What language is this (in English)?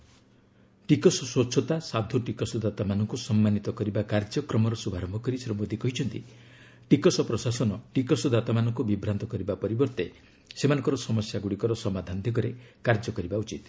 Odia